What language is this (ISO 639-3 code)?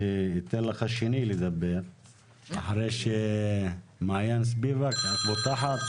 heb